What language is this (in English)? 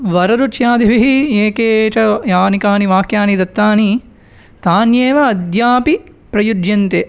Sanskrit